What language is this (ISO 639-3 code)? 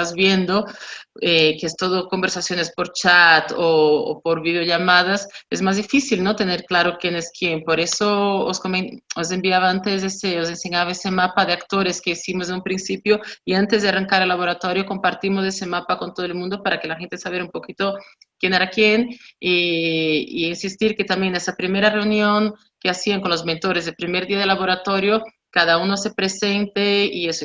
spa